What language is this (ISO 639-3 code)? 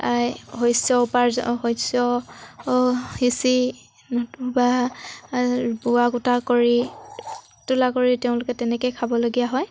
asm